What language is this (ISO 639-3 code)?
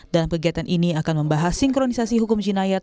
ind